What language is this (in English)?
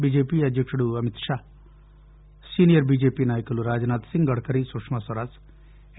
Telugu